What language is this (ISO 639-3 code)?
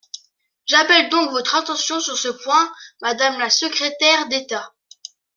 fra